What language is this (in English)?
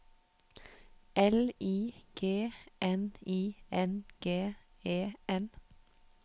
Norwegian